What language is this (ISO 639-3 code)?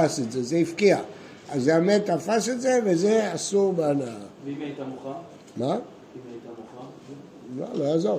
heb